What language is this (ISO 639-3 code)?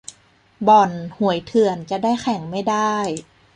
tha